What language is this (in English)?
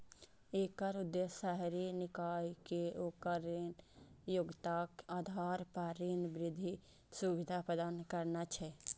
Maithili